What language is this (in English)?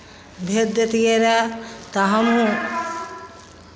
Maithili